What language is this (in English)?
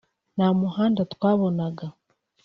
Kinyarwanda